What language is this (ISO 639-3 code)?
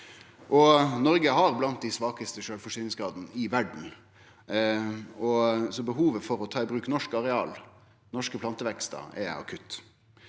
nor